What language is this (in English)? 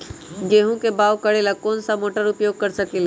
Magahi